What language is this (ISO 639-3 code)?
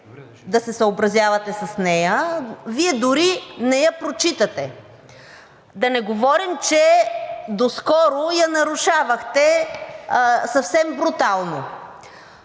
bul